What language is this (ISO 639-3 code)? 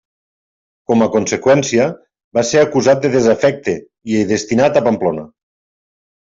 cat